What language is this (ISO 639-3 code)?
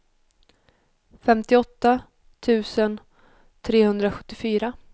swe